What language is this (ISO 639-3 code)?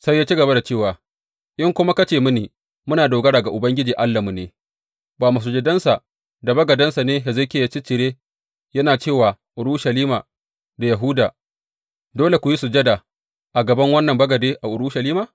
hau